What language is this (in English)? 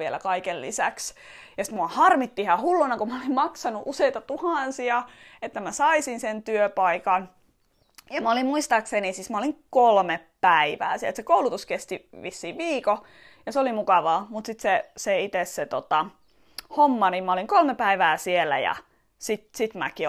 Finnish